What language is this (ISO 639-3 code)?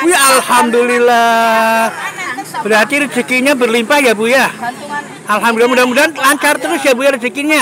ind